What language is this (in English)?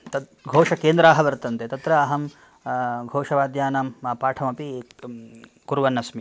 Sanskrit